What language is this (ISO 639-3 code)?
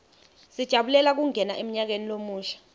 ssw